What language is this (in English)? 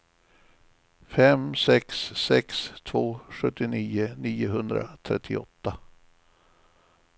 Swedish